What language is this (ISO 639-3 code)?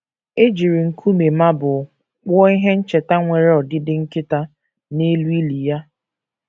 ibo